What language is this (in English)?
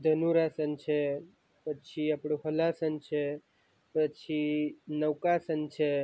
Gujarati